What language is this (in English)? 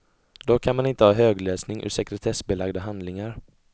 Swedish